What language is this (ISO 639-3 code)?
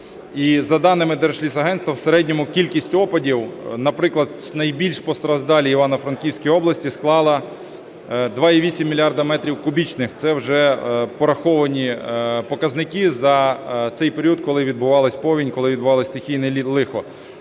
ukr